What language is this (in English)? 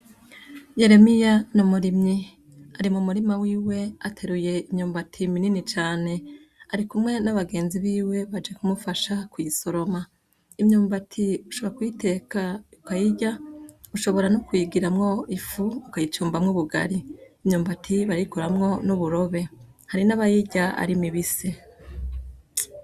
Rundi